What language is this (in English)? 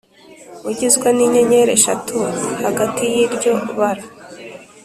Kinyarwanda